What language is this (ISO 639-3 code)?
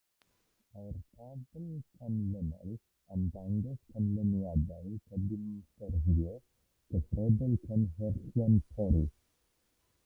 cym